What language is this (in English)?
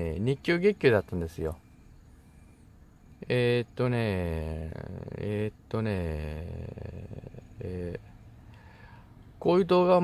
Japanese